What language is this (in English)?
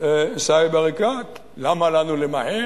Hebrew